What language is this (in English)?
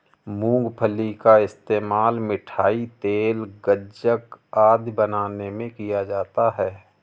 Hindi